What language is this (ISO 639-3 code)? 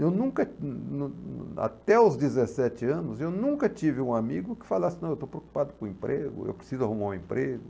por